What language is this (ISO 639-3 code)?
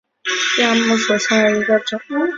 zho